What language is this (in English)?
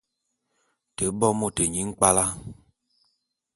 Bulu